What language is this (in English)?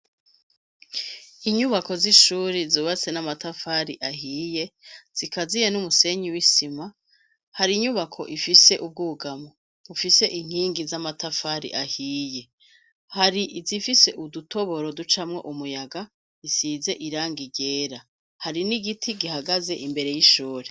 Rundi